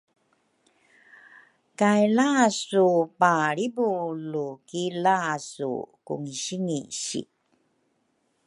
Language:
Rukai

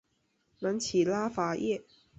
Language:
Chinese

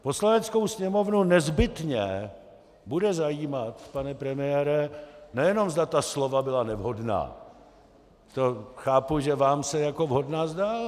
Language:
Czech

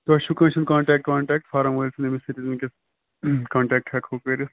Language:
Kashmiri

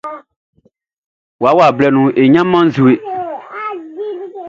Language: Baoulé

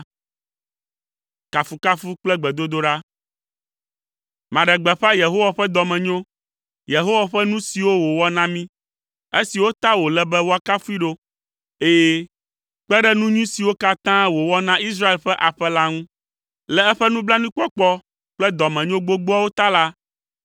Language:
Ewe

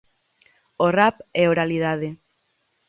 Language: Galician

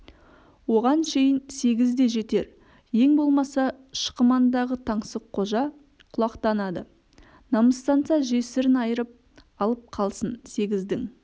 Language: Kazakh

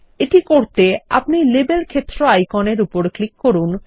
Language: Bangla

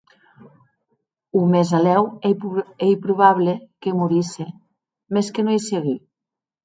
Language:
Occitan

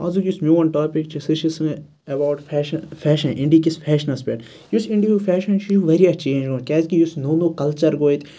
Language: Kashmiri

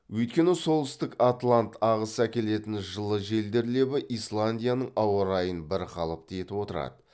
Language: Kazakh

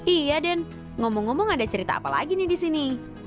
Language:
Indonesian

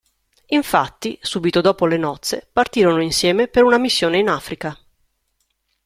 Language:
Italian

